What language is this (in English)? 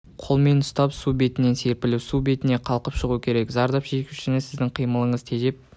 Kazakh